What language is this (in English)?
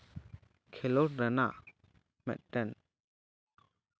Santali